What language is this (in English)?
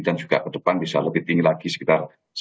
Indonesian